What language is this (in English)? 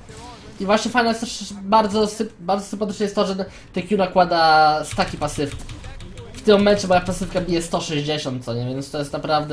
Polish